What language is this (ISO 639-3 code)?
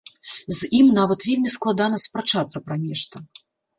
bel